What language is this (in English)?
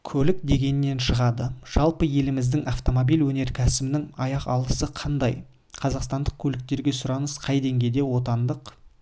Kazakh